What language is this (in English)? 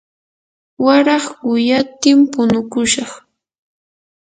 Yanahuanca Pasco Quechua